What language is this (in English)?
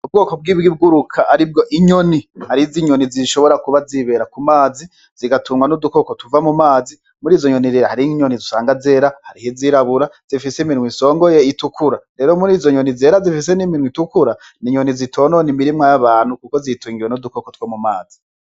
Rundi